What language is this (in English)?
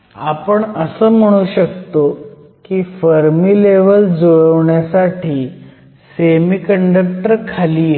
Marathi